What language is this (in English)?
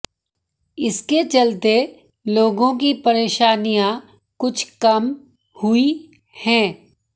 Hindi